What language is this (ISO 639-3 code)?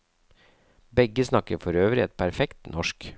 nor